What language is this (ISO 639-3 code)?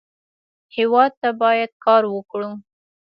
pus